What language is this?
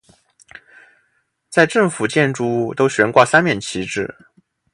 Chinese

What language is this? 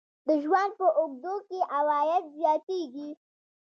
Pashto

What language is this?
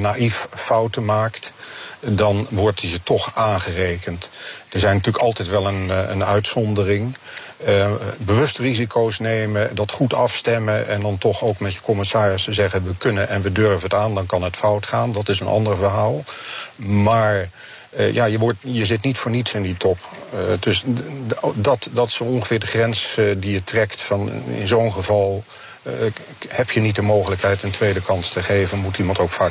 Dutch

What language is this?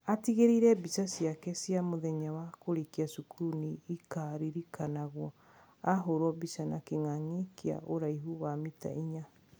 Kikuyu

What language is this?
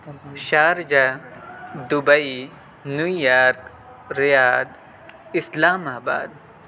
Urdu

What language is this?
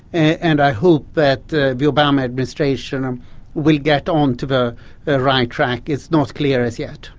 English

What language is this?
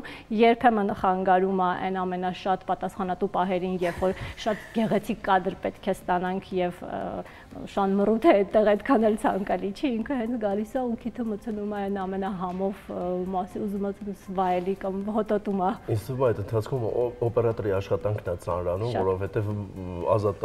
Romanian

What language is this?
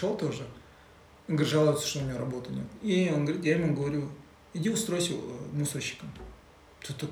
Russian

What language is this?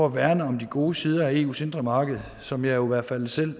Danish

